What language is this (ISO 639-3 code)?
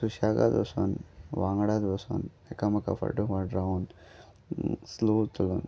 kok